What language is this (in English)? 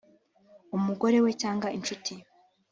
Kinyarwanda